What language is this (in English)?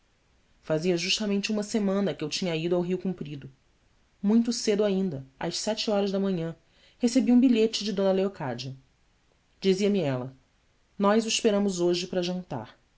Portuguese